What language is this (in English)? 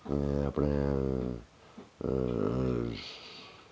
Dogri